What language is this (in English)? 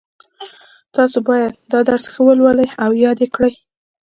Pashto